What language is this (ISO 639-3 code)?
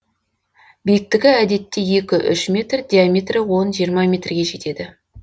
kaz